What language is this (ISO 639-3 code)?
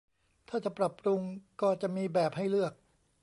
tha